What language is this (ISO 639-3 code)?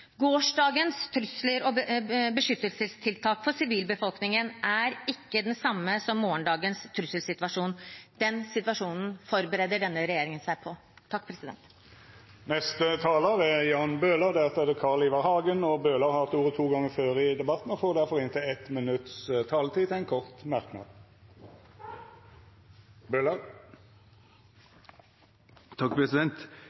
nor